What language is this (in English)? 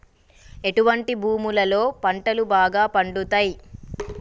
Telugu